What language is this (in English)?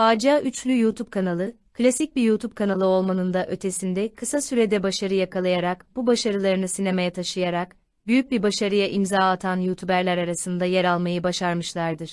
Turkish